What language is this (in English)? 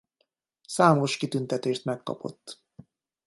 Hungarian